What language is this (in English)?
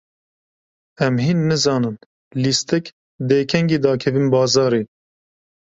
Kurdish